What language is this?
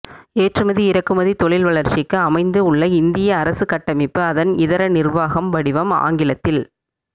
Tamil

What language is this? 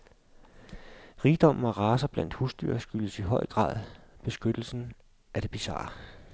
Danish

